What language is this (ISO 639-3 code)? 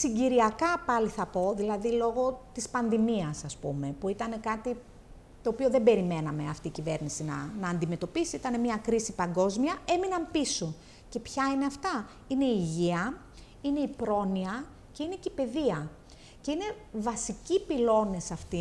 ell